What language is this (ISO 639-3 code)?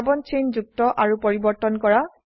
asm